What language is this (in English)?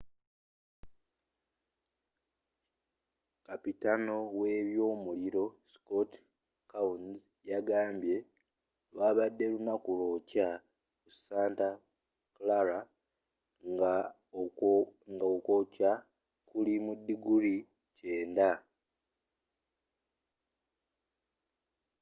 Ganda